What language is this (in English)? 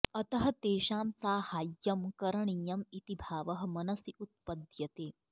Sanskrit